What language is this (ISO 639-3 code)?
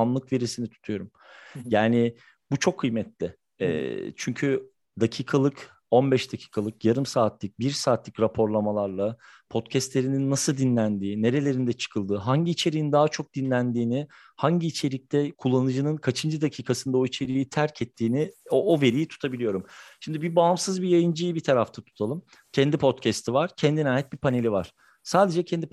tur